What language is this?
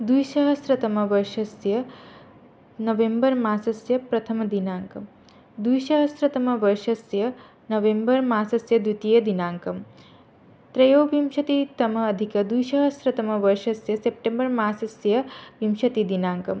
Sanskrit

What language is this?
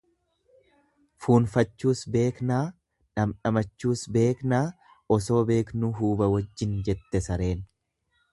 Oromo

